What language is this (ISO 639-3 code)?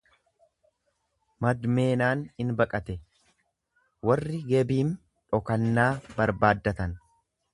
orm